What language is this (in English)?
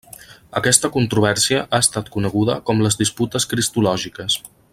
Catalan